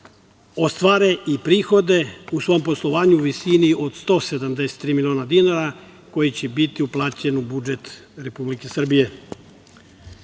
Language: Serbian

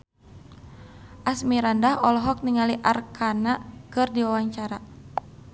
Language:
Sundanese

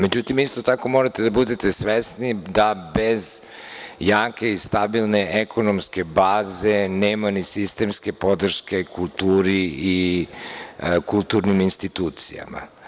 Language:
Serbian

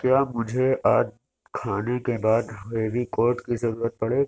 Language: Urdu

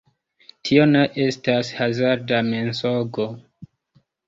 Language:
Esperanto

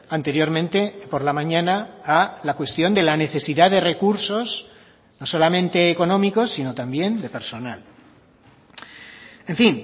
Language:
Spanish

